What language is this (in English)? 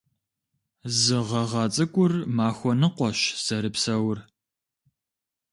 Kabardian